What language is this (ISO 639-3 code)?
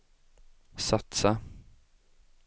swe